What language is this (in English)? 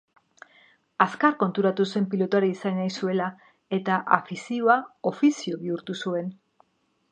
Basque